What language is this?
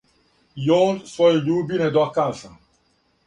Serbian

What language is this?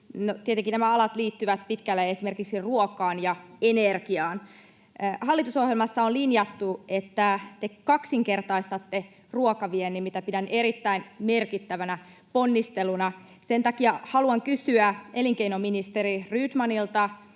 Finnish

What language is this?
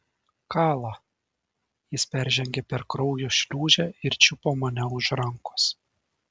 Lithuanian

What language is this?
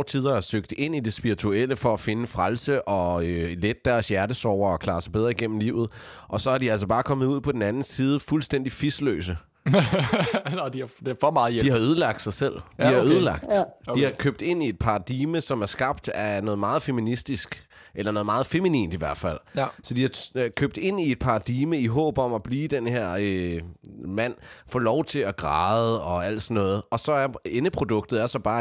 Danish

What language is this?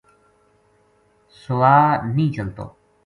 Gujari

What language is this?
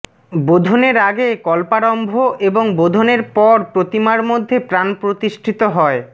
Bangla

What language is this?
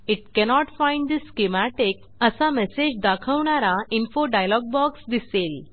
Marathi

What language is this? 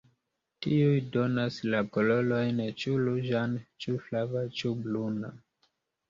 Esperanto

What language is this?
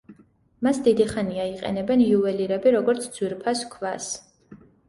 Georgian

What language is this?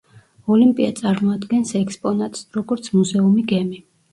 Georgian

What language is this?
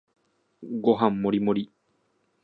Japanese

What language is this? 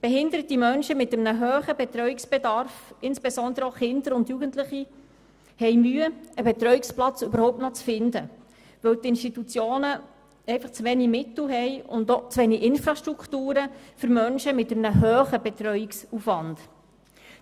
Swiss German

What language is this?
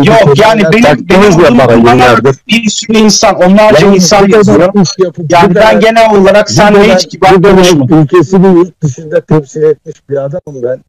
Turkish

